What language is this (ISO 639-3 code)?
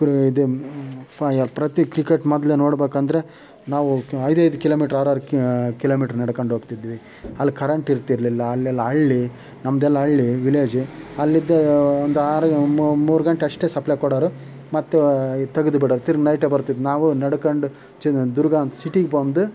kan